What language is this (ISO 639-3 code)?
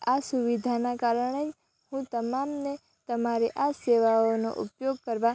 guj